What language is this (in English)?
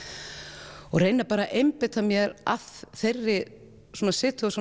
Icelandic